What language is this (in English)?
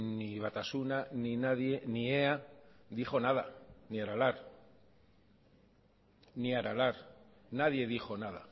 Basque